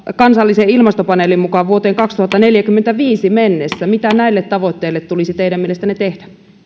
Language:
Finnish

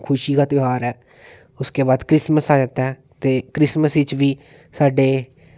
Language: Dogri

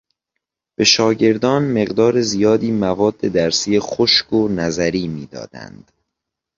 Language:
Persian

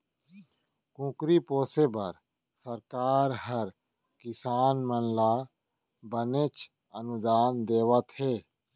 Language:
Chhattisgarhi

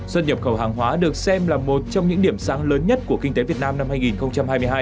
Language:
Vietnamese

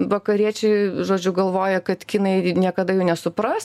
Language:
Lithuanian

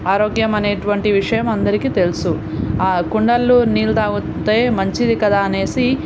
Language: Telugu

